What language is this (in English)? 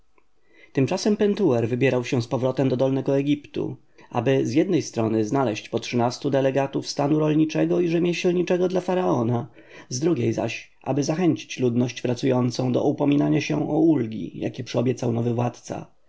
Polish